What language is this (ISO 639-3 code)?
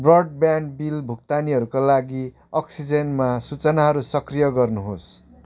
nep